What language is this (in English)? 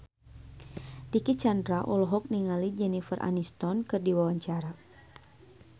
Sundanese